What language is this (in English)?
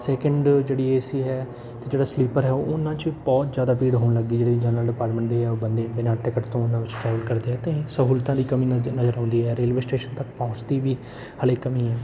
Punjabi